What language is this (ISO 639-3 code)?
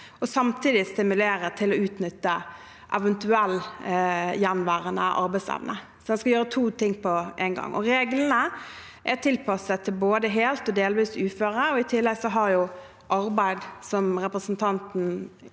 nor